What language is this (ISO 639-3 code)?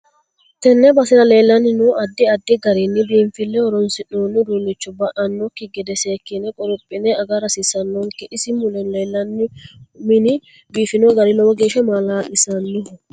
sid